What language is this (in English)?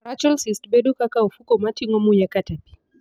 Luo (Kenya and Tanzania)